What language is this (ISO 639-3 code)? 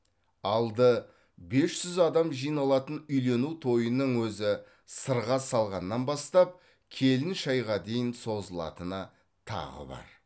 kaz